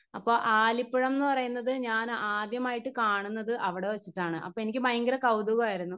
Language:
Malayalam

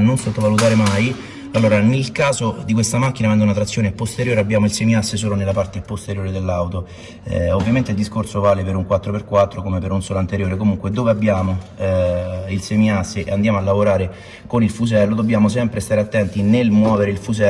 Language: Italian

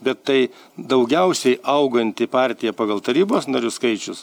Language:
Lithuanian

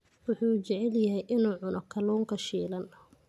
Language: Somali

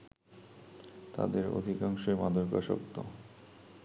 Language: Bangla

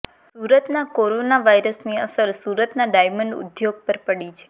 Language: Gujarati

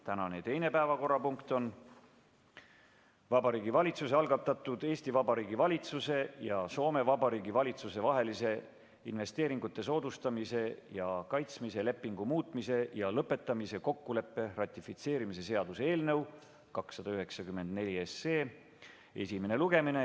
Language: Estonian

